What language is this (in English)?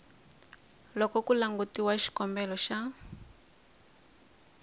Tsonga